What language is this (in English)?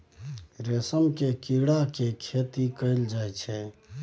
Maithili